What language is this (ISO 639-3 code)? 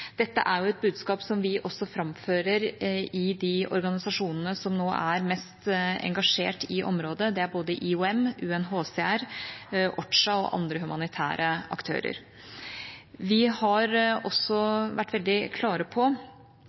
nob